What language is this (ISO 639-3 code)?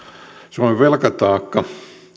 fin